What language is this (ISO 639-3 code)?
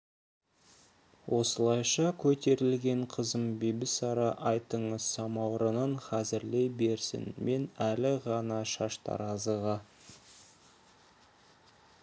kaz